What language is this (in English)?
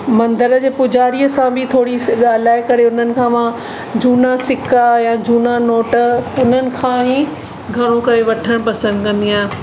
Sindhi